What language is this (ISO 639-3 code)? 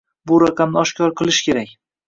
uzb